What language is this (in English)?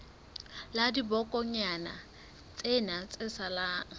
Southern Sotho